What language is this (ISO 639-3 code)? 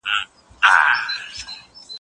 pus